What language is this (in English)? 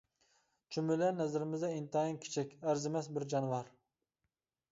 Uyghur